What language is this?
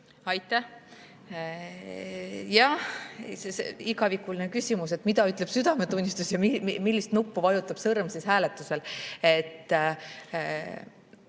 Estonian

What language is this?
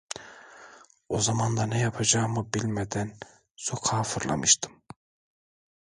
Turkish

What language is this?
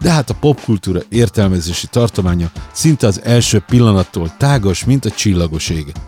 Hungarian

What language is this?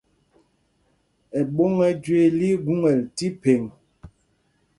Mpumpong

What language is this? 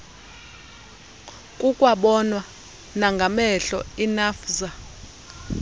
Xhosa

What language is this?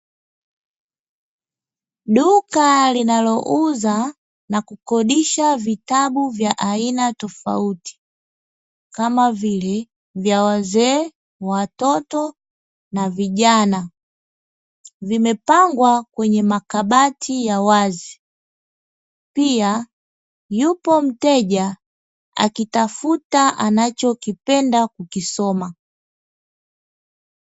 Swahili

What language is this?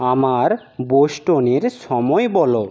Bangla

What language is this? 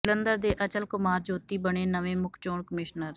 Punjabi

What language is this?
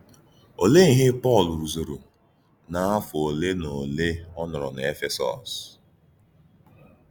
Igbo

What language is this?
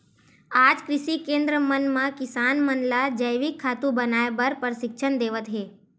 Chhattisgarhi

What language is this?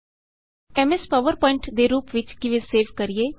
Punjabi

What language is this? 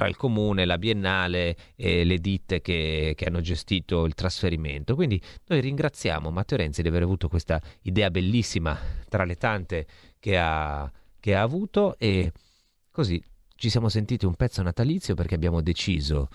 Italian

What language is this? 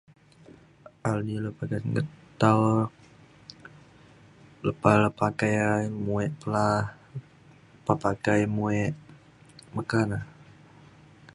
Mainstream Kenyah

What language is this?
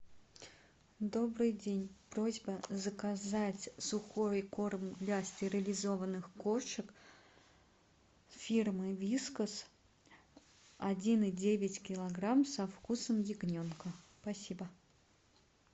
Russian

